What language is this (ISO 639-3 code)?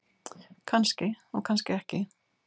isl